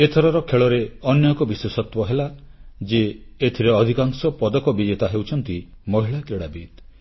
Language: Odia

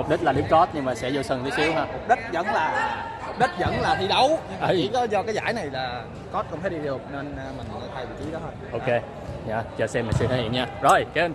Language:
Vietnamese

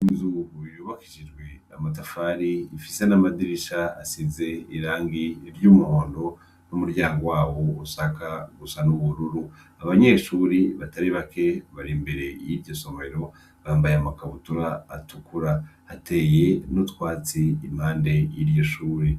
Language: Rundi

